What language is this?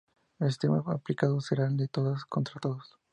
Spanish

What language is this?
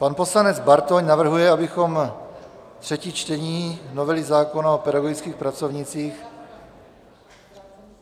Czech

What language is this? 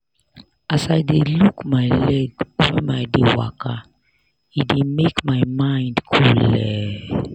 Nigerian Pidgin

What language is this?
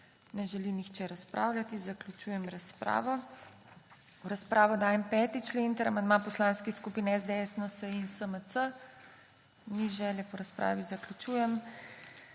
Slovenian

